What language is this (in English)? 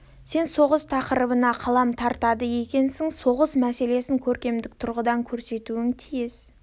Kazakh